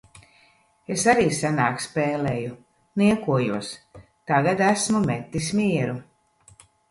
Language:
Latvian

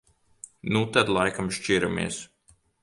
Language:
Latvian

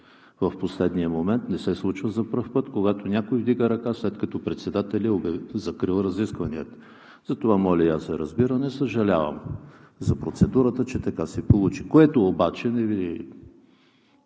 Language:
Bulgarian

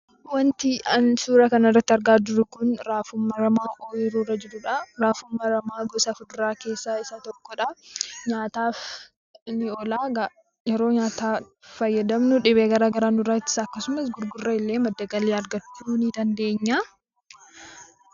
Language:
Oromo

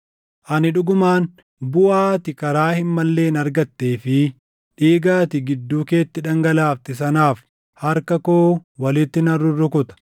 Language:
Oromo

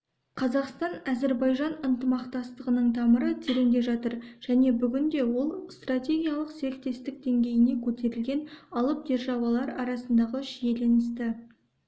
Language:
Kazakh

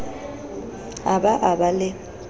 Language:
Southern Sotho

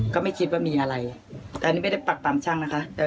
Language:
Thai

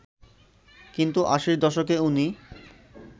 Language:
Bangla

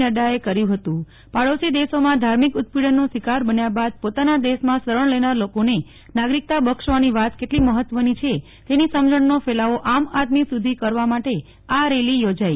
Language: Gujarati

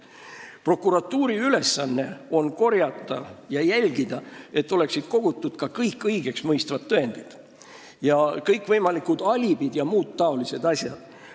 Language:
Estonian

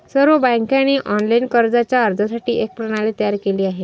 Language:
Marathi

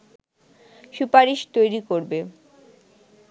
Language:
Bangla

